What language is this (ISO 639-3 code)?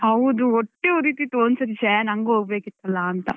kan